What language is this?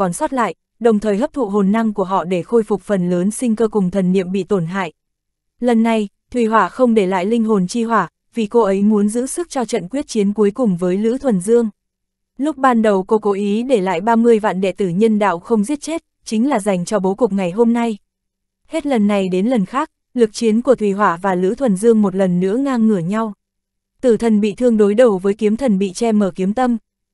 Vietnamese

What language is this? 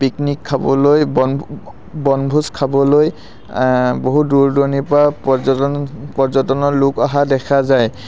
Assamese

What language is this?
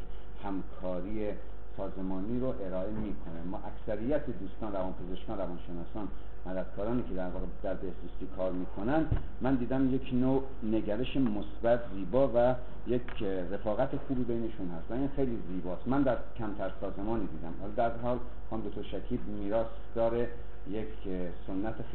Persian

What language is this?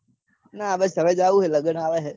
Gujarati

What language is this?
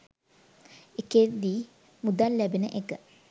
Sinhala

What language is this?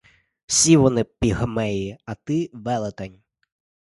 Ukrainian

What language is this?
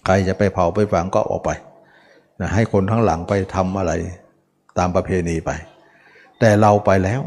Thai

